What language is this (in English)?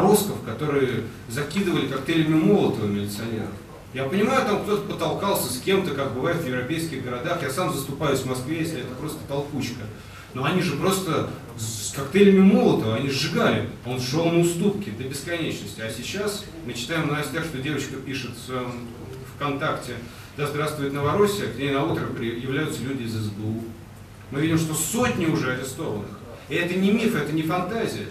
Russian